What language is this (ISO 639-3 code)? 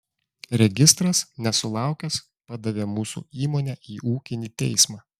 lit